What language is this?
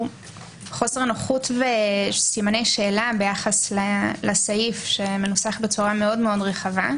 Hebrew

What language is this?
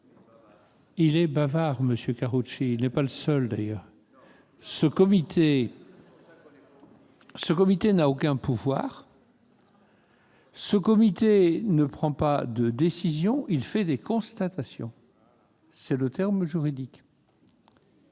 French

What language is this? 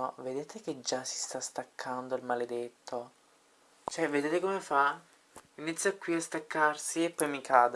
Italian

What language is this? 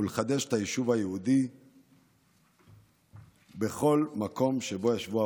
Hebrew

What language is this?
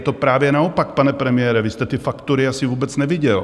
Czech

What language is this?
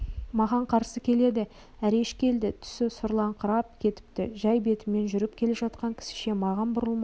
Kazakh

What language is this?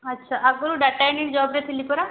Odia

